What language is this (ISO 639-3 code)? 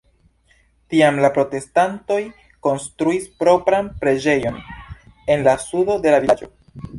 epo